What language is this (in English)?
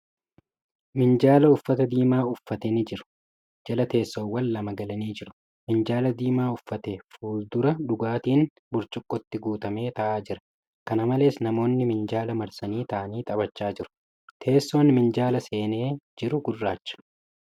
Oromo